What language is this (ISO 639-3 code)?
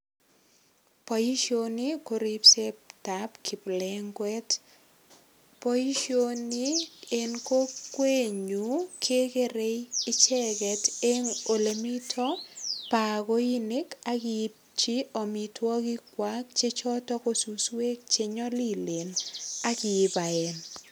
kln